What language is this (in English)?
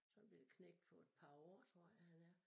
Danish